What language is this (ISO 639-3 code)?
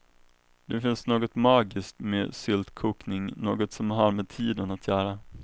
swe